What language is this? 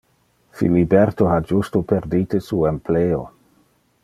Interlingua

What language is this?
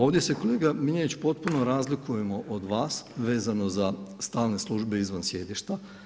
Croatian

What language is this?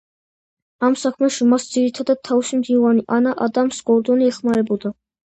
Georgian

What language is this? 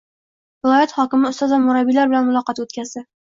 Uzbek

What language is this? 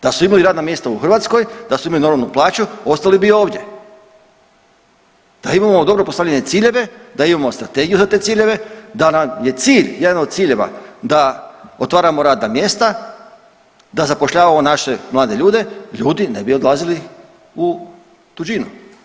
Croatian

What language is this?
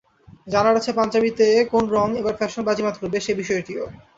Bangla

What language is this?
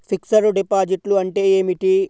Telugu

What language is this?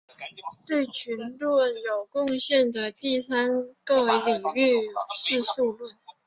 Chinese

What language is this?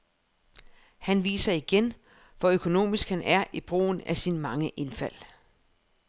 Danish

